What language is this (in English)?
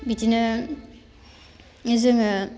Bodo